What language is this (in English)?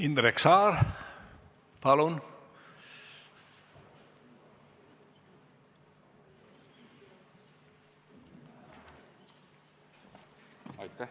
Estonian